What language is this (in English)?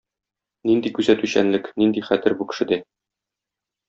Tatar